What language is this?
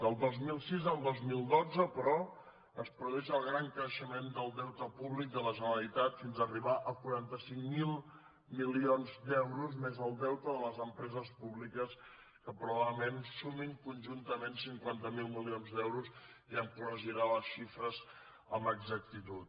Catalan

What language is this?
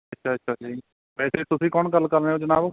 Punjabi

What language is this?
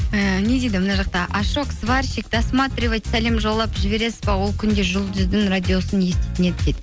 Kazakh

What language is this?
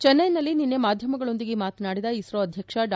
Kannada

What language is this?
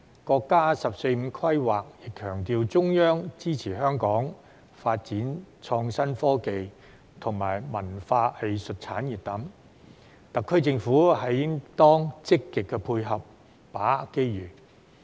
Cantonese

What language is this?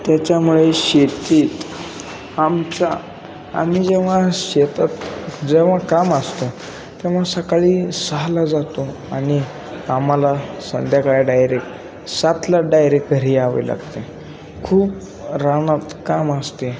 Marathi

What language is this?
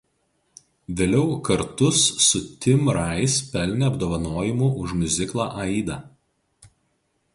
Lithuanian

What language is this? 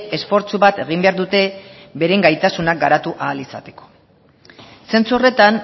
Basque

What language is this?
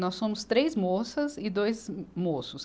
Portuguese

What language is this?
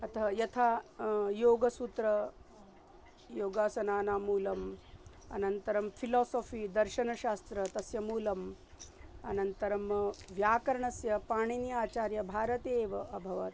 Sanskrit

